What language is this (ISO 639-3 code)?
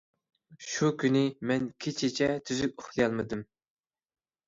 uig